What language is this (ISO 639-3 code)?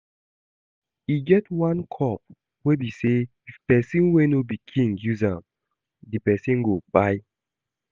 pcm